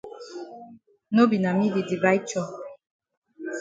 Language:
Cameroon Pidgin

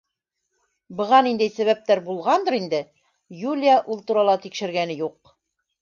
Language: Bashkir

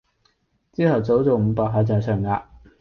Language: Cantonese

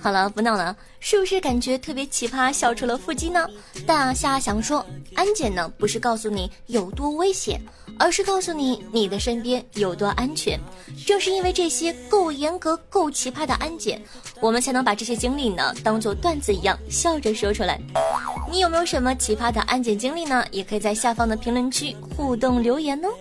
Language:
Chinese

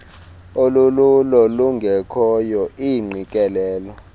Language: Xhosa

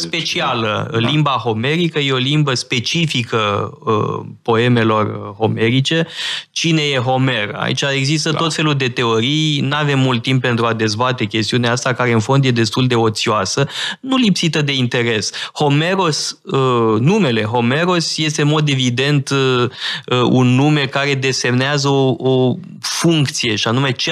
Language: Romanian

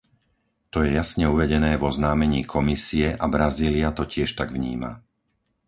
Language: Slovak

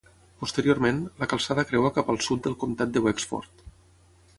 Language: Catalan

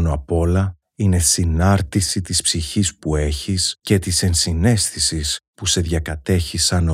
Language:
Greek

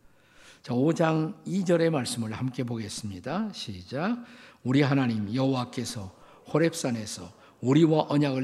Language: Korean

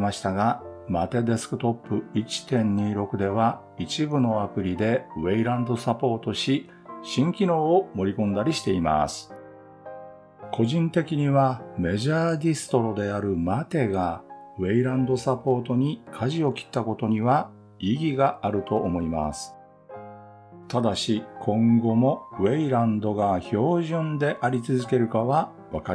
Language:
Japanese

